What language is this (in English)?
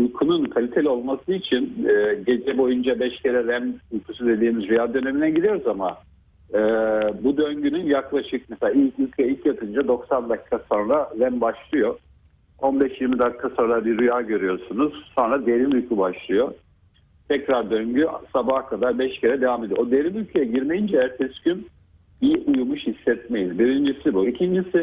Turkish